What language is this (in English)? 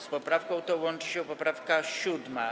Polish